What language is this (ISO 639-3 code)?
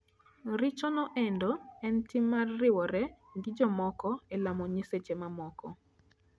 luo